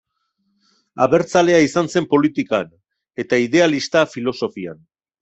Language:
Basque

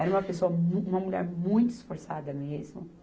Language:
Portuguese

